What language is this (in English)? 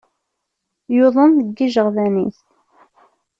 Kabyle